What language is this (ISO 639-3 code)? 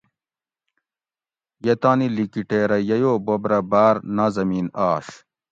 gwc